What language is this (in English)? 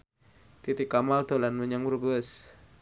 Javanese